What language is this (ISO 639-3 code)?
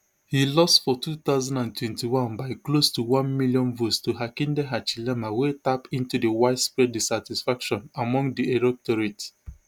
pcm